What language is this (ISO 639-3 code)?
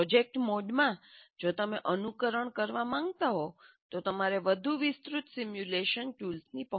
guj